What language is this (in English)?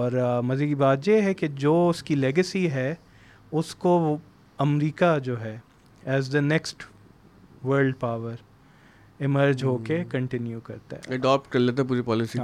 Urdu